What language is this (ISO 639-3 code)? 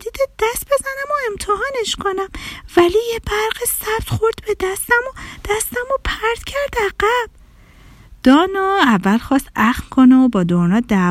fas